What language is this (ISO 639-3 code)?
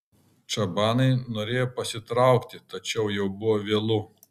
lit